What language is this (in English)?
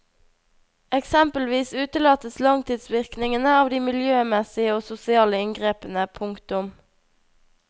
Norwegian